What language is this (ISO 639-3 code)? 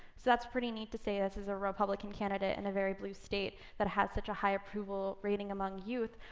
eng